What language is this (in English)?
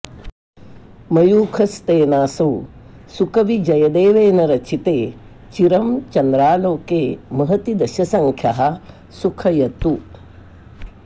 Sanskrit